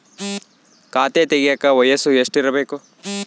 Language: Kannada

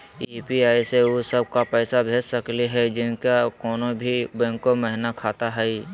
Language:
Magahi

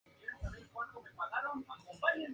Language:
Spanish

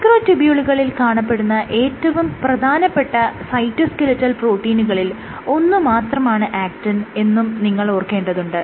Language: Malayalam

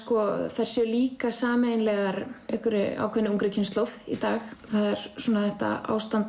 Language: Icelandic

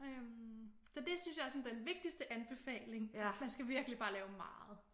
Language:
Danish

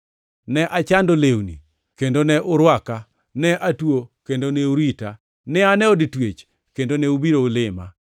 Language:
Luo (Kenya and Tanzania)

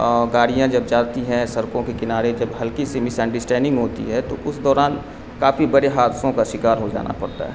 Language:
Urdu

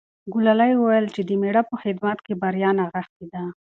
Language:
Pashto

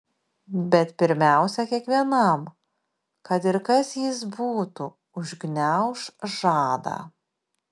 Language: Lithuanian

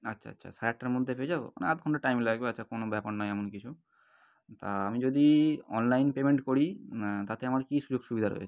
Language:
Bangla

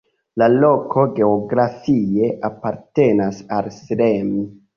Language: Esperanto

